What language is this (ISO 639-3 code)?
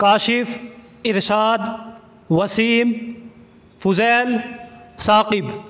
urd